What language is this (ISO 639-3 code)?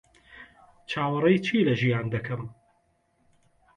ckb